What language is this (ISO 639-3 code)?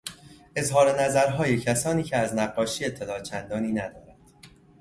fas